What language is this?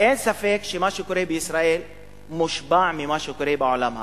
Hebrew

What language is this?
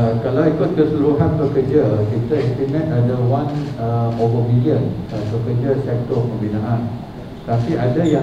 Malay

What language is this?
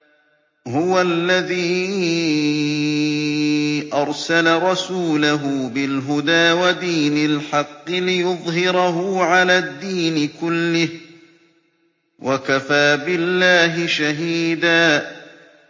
Arabic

